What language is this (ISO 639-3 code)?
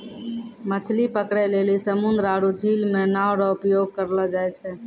mai